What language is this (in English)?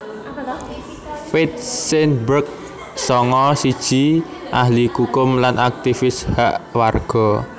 Javanese